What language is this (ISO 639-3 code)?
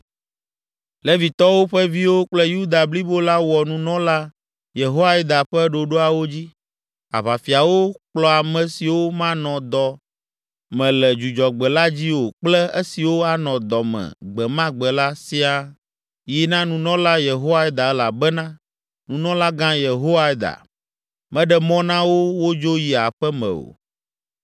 ewe